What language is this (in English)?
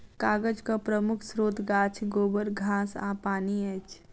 Maithili